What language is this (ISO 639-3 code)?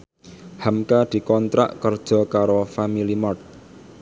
jav